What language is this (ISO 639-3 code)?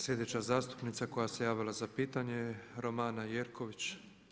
hrv